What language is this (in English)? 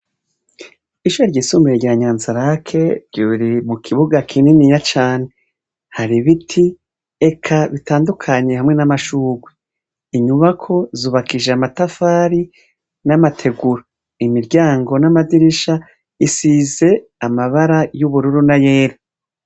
Rundi